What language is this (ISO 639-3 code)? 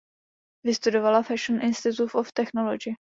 ces